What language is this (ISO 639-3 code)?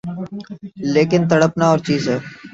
urd